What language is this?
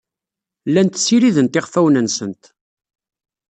Kabyle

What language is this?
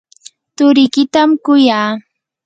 Yanahuanca Pasco Quechua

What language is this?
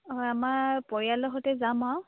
Assamese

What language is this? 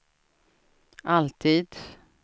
Swedish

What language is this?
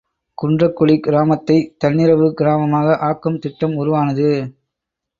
Tamil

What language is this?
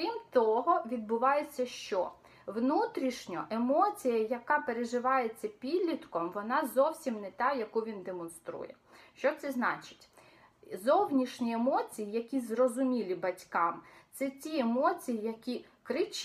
Ukrainian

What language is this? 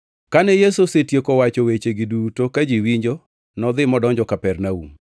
Luo (Kenya and Tanzania)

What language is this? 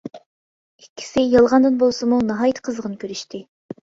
Uyghur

